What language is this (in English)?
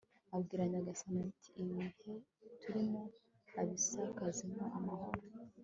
Kinyarwanda